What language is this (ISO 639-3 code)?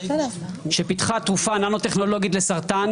heb